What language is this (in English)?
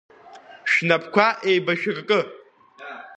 Abkhazian